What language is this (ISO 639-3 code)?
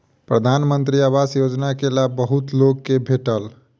mai